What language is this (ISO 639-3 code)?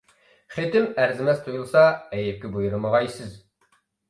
uig